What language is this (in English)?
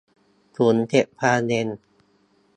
Thai